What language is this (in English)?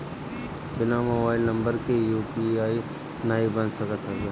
Bhojpuri